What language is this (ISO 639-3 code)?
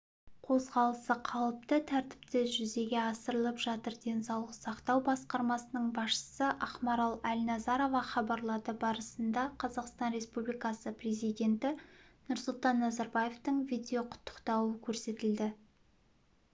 kaz